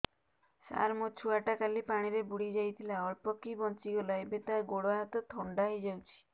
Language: Odia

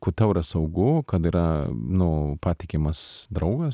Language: Lithuanian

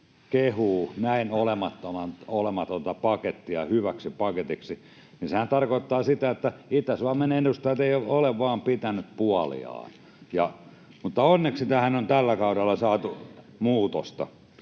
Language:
Finnish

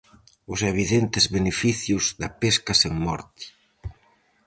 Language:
Galician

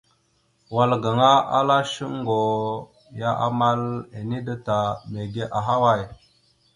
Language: Mada (Cameroon)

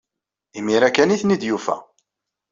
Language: Kabyle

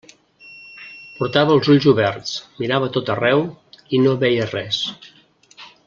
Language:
Catalan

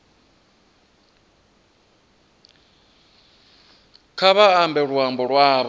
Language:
Venda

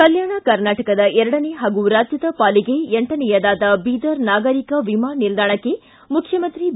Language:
Kannada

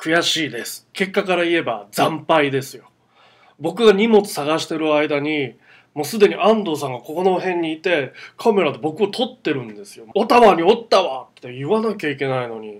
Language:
Japanese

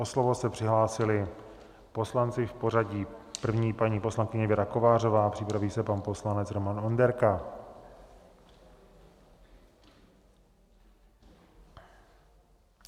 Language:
Czech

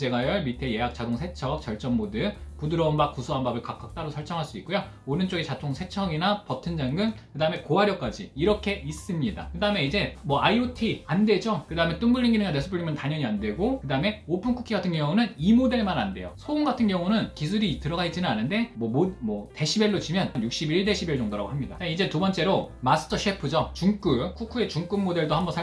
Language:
Korean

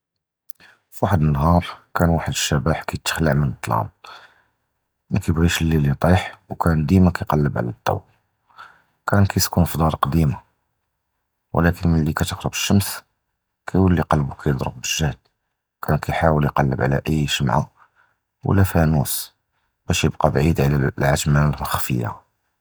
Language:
Judeo-Arabic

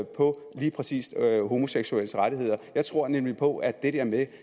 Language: Danish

